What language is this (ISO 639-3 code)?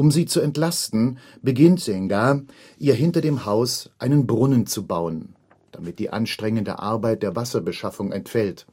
deu